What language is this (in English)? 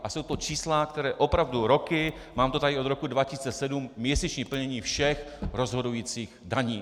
Czech